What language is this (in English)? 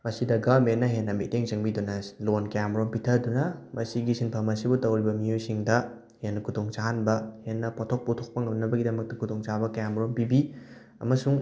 Manipuri